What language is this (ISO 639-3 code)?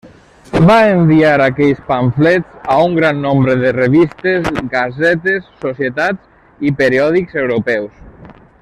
cat